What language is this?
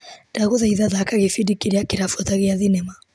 Kikuyu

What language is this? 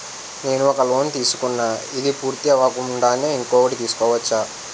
Telugu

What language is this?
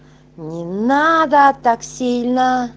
Russian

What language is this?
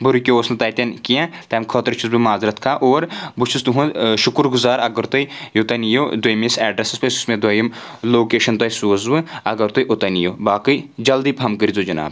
Kashmiri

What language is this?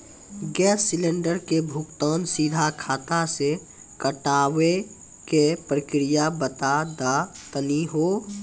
Maithili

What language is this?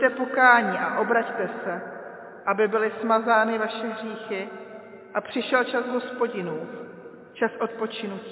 Czech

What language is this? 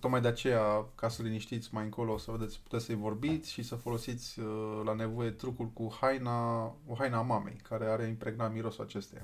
Romanian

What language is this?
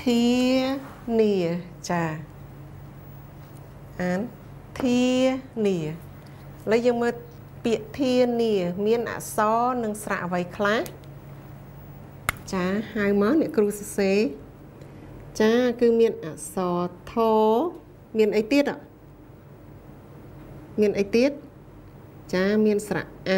Thai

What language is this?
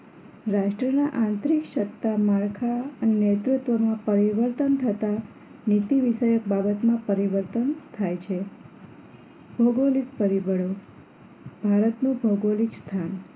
Gujarati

